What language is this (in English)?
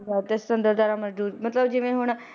Punjabi